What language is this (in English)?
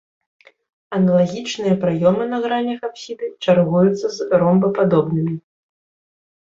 Belarusian